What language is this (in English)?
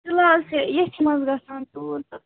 Kashmiri